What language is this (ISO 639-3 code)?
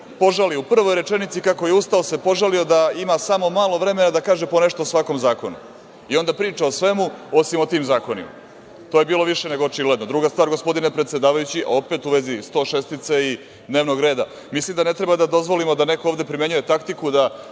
srp